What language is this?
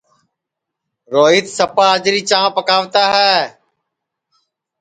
Sansi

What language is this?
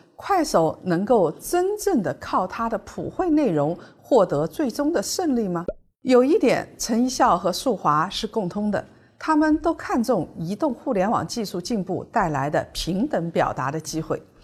Chinese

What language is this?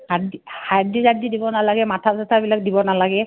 Assamese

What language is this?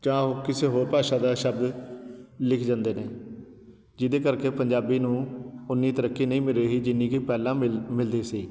Punjabi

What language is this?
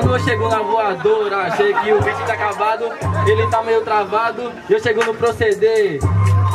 Portuguese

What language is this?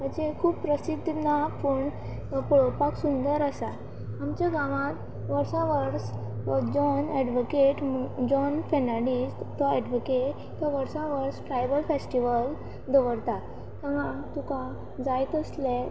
Konkani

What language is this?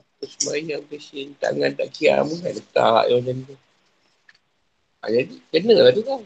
Malay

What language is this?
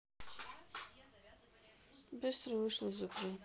Russian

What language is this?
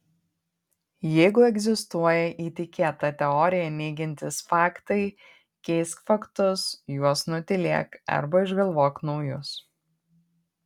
Lithuanian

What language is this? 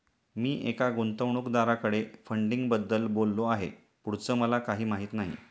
Marathi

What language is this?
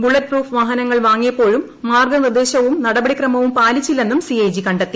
Malayalam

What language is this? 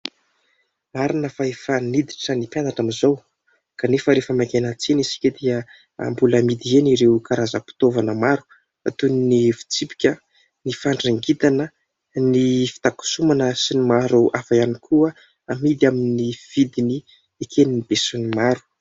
Malagasy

